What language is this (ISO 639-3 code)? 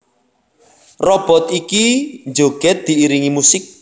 jav